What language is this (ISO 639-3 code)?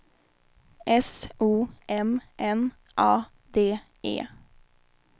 swe